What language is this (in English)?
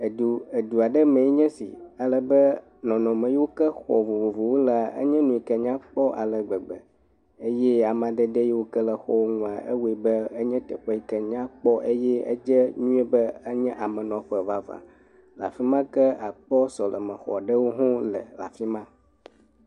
Ewe